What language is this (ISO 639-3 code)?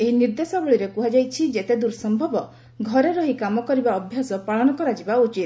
ori